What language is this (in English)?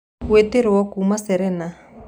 Kikuyu